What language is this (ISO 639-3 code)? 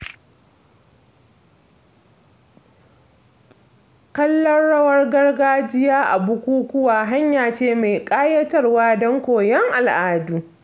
hau